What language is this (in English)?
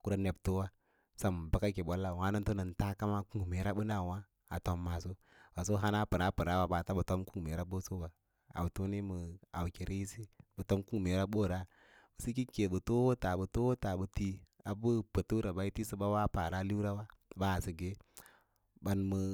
Lala-Roba